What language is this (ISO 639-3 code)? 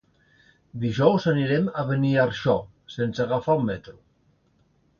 cat